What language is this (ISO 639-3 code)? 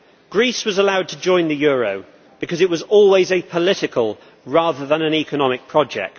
eng